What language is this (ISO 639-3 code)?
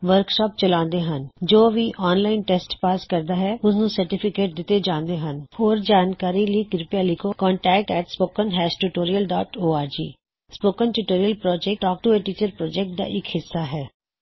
pan